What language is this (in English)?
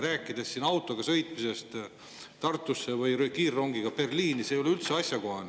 Estonian